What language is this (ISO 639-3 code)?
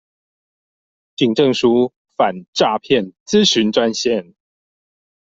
zho